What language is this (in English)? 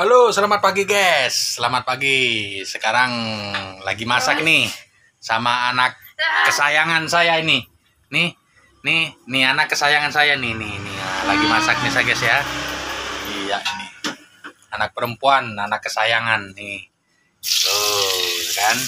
Indonesian